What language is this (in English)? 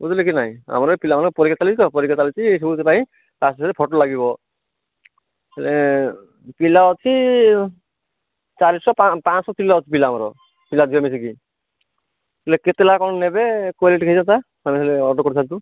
Odia